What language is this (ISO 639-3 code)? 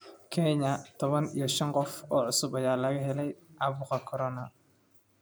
som